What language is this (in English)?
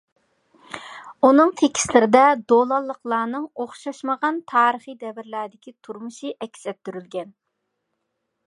Uyghur